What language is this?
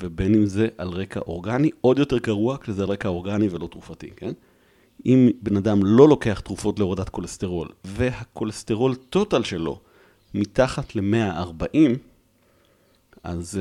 Hebrew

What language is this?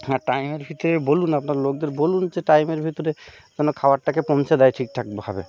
Bangla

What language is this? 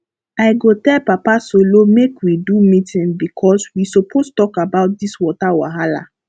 Nigerian Pidgin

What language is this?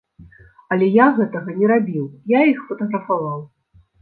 Belarusian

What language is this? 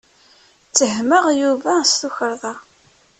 Kabyle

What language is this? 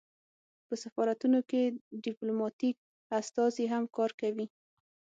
Pashto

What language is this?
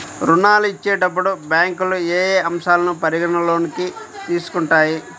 Telugu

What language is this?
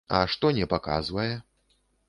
Belarusian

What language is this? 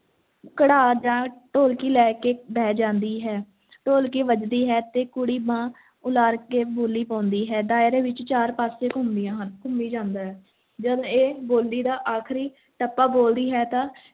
Punjabi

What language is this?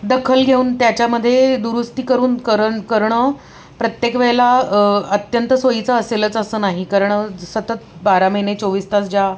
Marathi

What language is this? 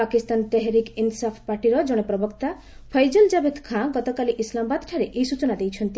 Odia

